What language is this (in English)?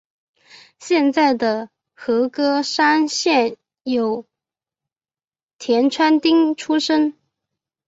Chinese